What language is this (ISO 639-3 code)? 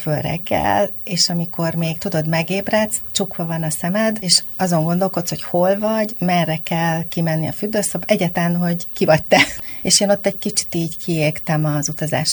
hun